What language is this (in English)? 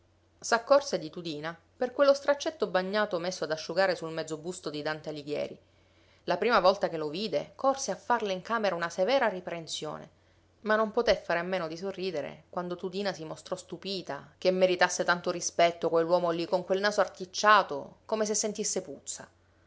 Italian